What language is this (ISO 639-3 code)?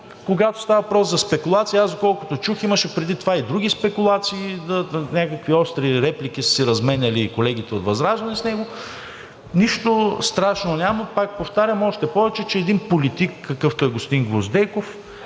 bul